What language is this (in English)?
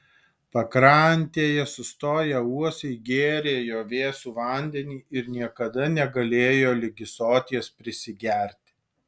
Lithuanian